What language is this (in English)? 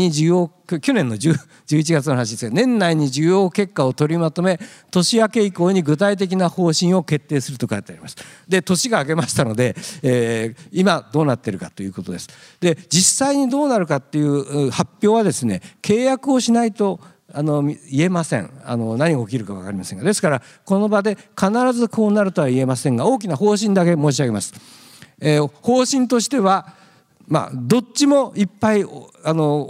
Japanese